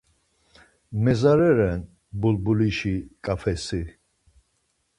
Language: Laz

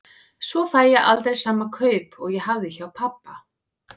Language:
Icelandic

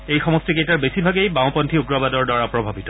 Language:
Assamese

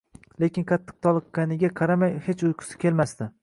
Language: Uzbek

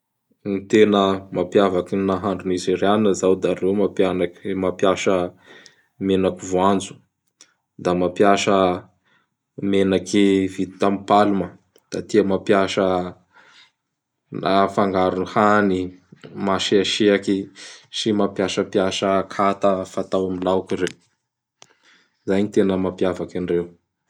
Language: Bara Malagasy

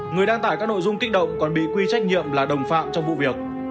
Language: Vietnamese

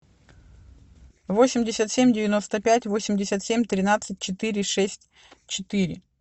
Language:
Russian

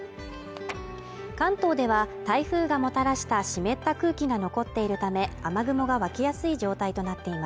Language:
Japanese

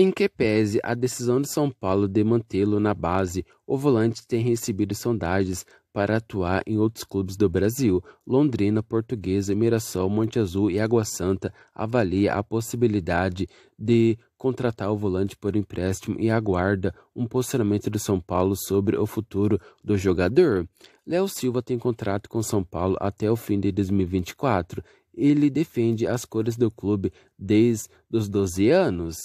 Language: Portuguese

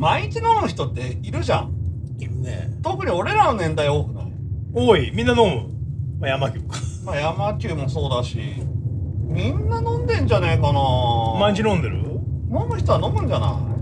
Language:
Japanese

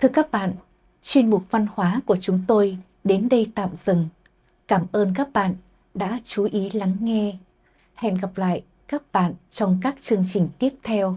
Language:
Vietnamese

